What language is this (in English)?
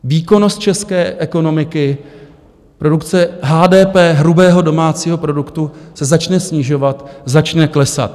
Czech